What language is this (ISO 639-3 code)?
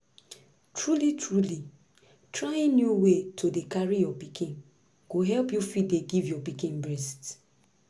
pcm